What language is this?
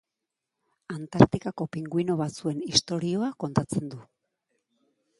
Basque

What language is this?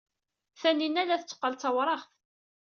Kabyle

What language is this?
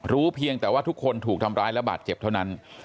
Thai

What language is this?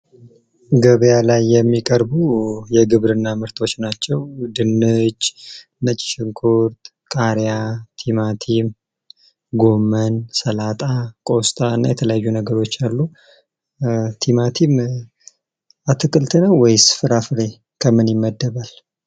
Amharic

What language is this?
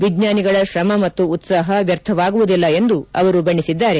Kannada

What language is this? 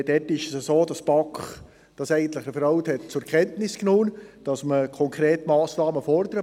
Swiss German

